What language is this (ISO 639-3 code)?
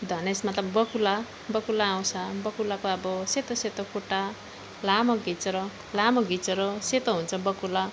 nep